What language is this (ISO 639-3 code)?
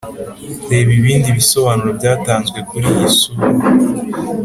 kin